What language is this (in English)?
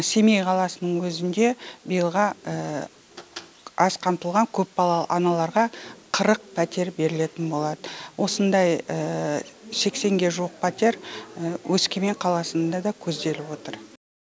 Kazakh